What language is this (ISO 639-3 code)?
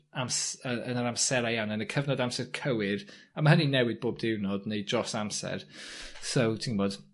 cym